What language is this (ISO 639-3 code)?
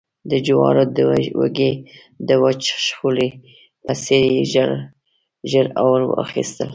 pus